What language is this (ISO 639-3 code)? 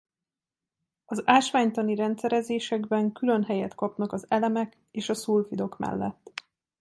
hun